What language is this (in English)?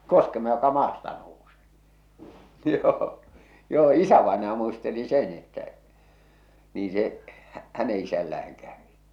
Finnish